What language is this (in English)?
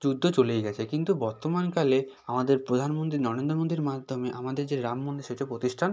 Bangla